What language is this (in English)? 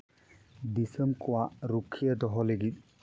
Santali